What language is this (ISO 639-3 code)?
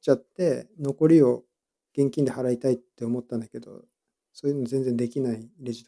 jpn